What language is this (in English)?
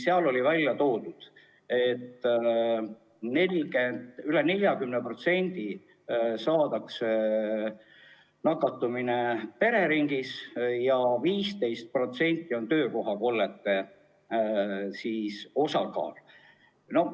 Estonian